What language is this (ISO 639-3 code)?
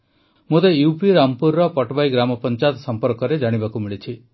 ori